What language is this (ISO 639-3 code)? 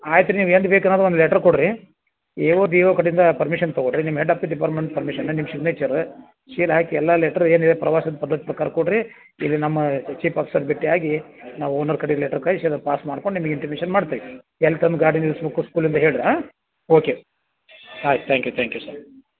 kan